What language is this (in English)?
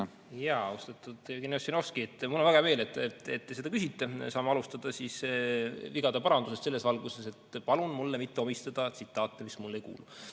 Estonian